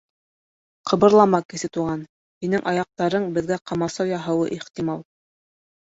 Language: Bashkir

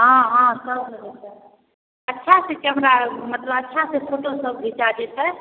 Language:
Maithili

